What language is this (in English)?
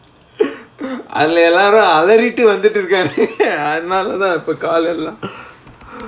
English